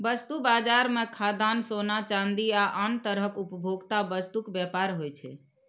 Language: Maithili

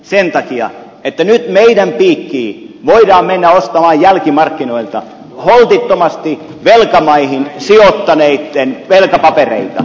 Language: Finnish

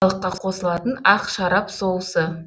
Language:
Kazakh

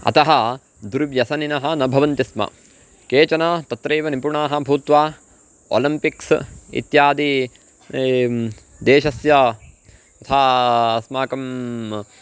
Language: Sanskrit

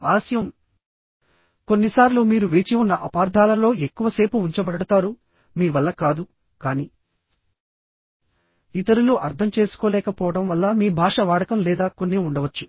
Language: Telugu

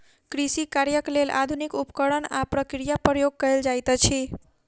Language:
Maithili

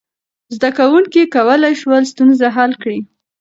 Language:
Pashto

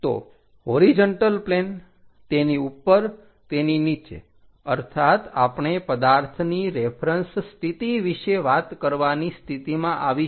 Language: Gujarati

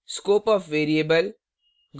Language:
Hindi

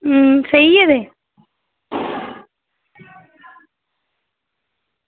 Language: Dogri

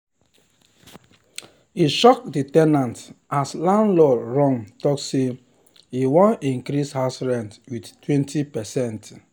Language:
Nigerian Pidgin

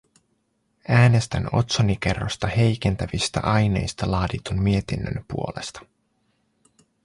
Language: Finnish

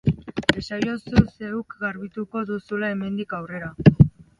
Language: Basque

